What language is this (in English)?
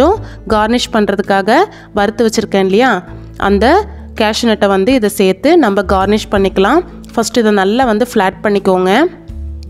Tamil